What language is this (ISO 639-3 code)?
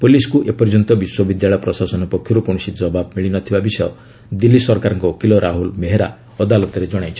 ori